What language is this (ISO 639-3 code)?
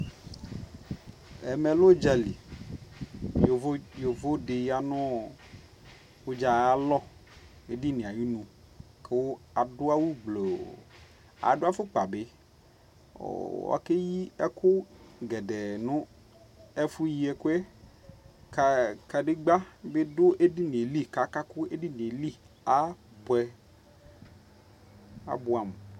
kpo